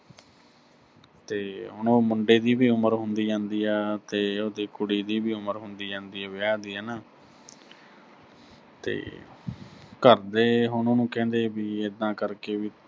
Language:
Punjabi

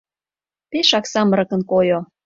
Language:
Mari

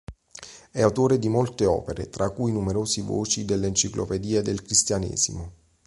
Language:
Italian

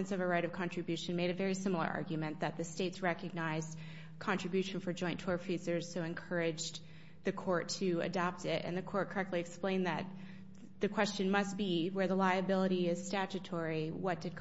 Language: English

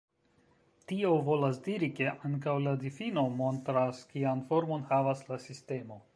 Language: Esperanto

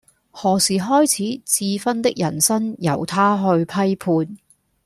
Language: Cantonese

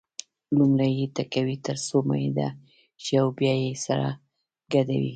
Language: Pashto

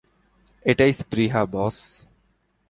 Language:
Bangla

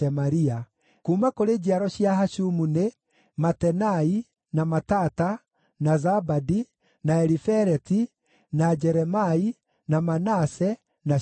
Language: Kikuyu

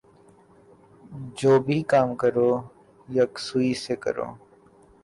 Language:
Urdu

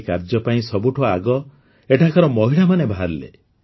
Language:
Odia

